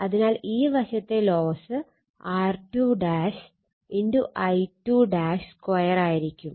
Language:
Malayalam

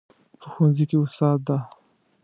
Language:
Pashto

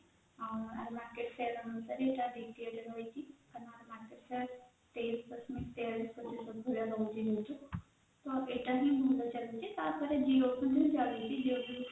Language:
Odia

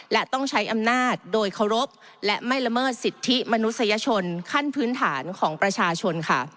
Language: Thai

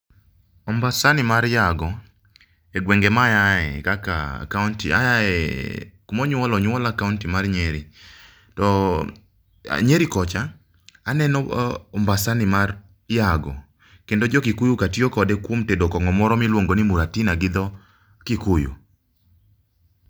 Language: Luo (Kenya and Tanzania)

